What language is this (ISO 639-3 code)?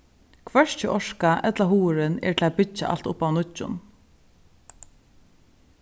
fao